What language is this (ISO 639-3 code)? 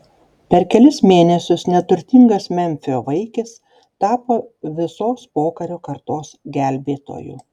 lit